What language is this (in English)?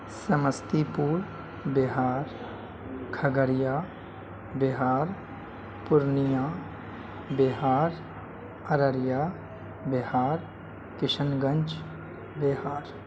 Urdu